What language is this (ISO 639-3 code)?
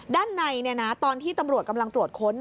tha